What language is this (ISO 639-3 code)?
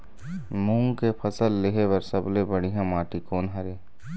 hne